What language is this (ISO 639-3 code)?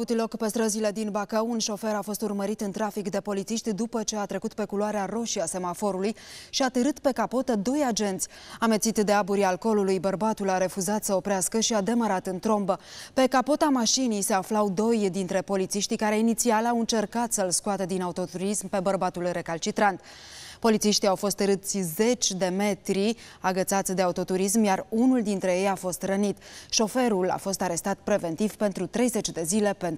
ron